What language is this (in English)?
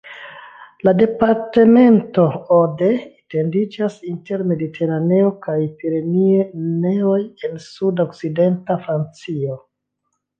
Esperanto